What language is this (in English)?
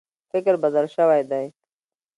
Pashto